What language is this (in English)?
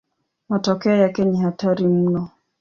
Swahili